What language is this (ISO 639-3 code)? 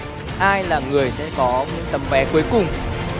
vie